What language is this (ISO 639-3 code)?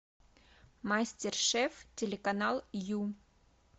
rus